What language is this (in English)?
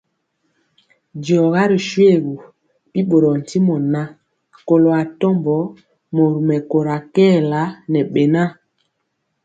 Mpiemo